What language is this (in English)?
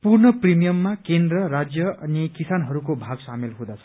Nepali